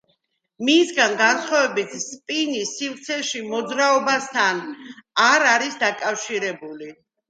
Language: Georgian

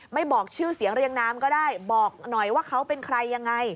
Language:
Thai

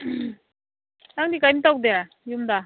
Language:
Manipuri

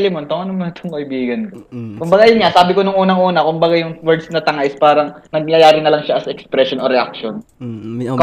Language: Filipino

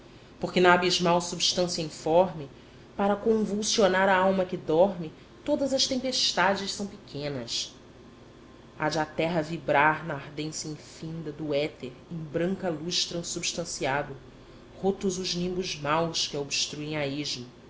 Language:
Portuguese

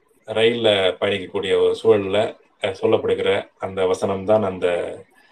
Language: Tamil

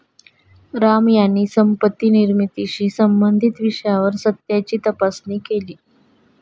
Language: Marathi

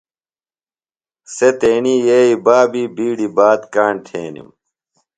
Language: Phalura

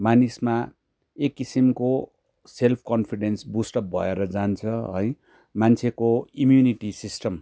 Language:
Nepali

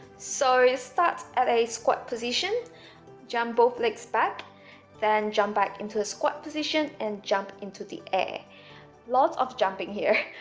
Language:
English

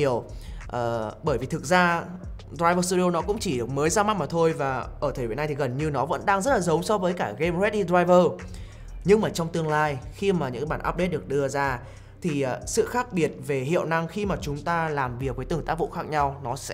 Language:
Vietnamese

